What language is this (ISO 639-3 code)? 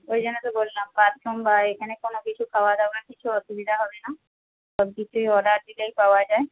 ben